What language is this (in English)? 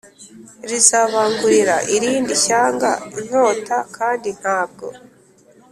Kinyarwanda